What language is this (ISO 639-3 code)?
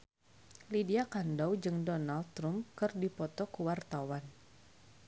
sun